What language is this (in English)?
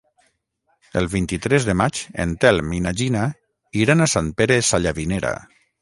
Catalan